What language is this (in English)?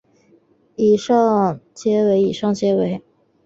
Chinese